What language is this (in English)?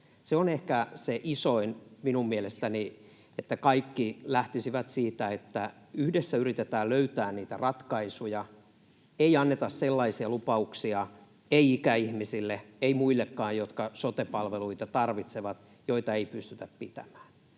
Finnish